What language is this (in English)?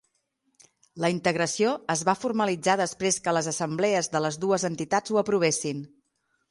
Catalan